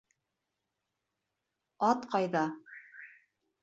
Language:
Bashkir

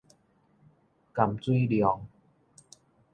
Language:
Min Nan Chinese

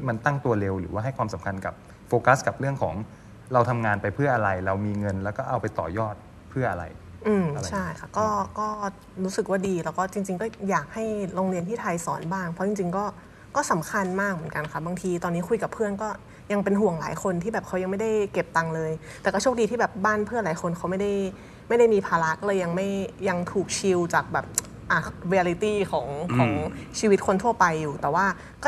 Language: Thai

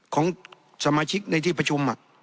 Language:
Thai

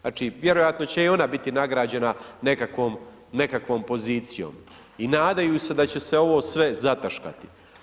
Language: Croatian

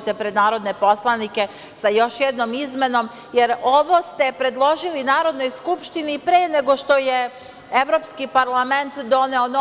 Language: Serbian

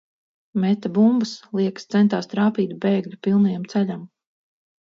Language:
Latvian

